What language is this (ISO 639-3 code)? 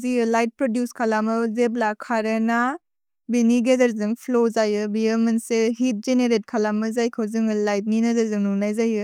brx